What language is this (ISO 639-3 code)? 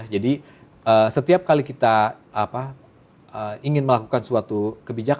ind